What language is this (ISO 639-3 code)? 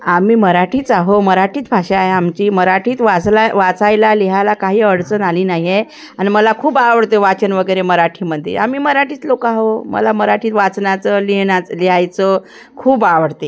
mar